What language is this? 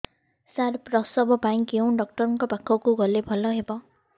Odia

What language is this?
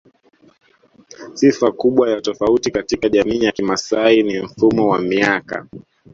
Swahili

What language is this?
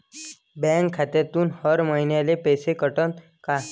Marathi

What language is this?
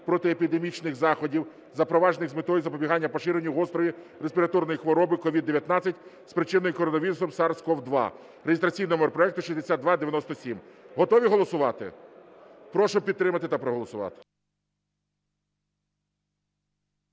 Ukrainian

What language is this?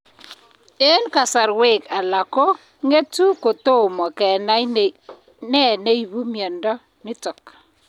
Kalenjin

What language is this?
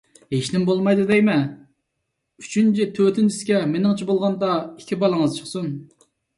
Uyghur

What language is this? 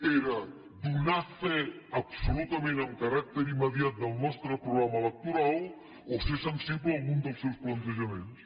Catalan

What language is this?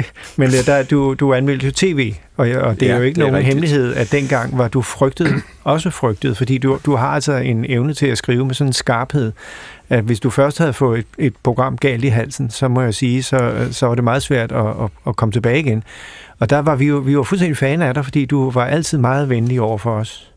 Danish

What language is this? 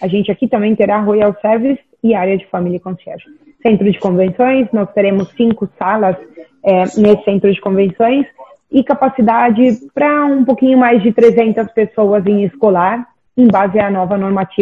Portuguese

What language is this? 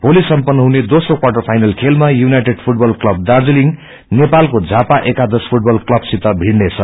Nepali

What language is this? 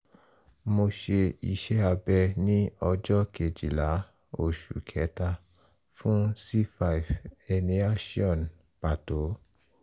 Yoruba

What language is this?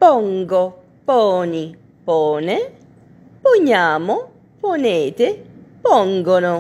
Italian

